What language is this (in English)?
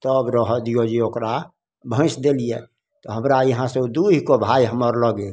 Maithili